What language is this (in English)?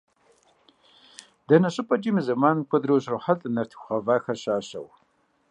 Kabardian